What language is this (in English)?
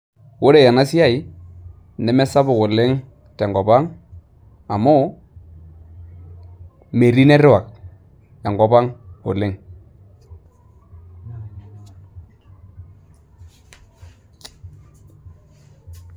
Masai